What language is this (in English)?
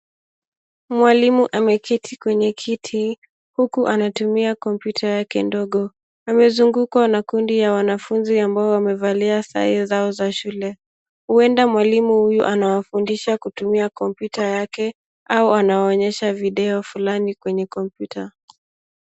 Swahili